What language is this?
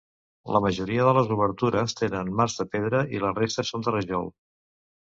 Catalan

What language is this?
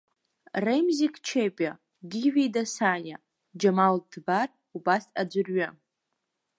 Abkhazian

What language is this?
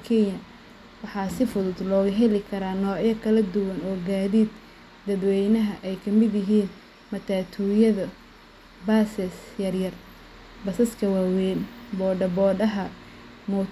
Somali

